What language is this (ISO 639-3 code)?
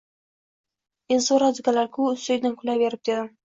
uzb